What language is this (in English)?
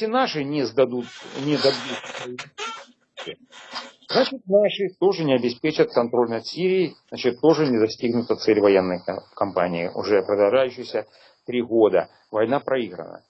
Russian